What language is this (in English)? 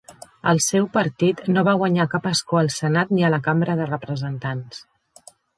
Catalan